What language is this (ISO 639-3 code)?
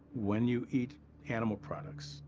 eng